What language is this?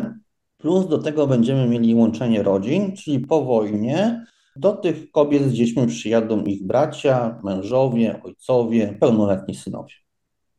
Polish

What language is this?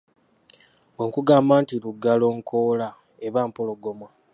Ganda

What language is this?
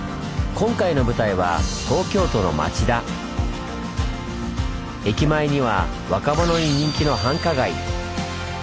Japanese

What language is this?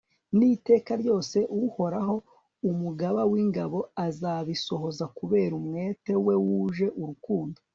Kinyarwanda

